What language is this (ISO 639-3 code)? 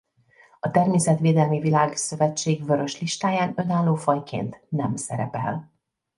hun